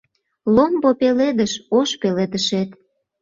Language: Mari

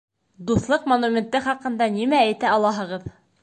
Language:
Bashkir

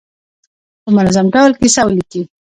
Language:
Pashto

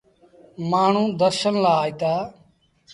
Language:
Sindhi Bhil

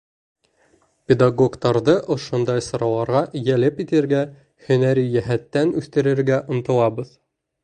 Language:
Bashkir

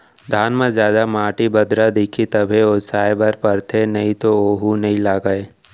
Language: Chhattisgarhi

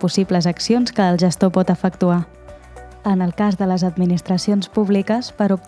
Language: Catalan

